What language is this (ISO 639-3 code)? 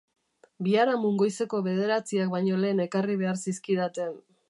eus